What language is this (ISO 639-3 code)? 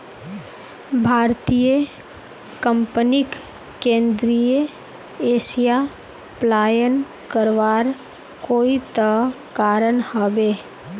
mag